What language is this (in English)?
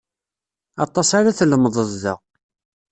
Kabyle